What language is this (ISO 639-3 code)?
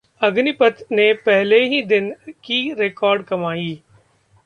hin